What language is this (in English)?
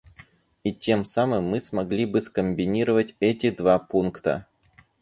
Russian